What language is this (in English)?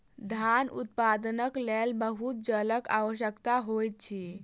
Maithili